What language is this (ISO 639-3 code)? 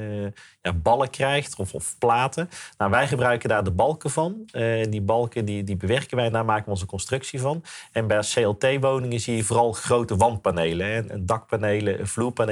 nld